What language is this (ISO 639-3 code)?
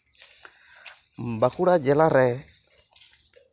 sat